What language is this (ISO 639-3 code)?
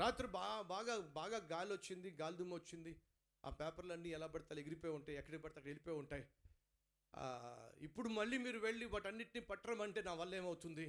tel